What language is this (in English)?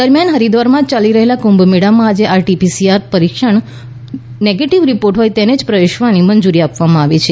Gujarati